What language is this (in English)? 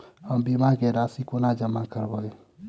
Maithili